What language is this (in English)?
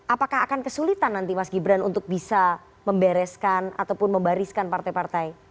Indonesian